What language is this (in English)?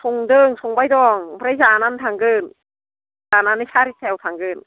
Bodo